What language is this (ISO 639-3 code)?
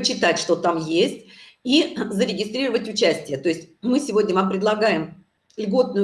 rus